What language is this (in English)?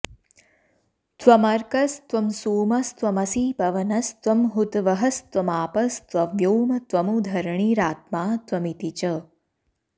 Sanskrit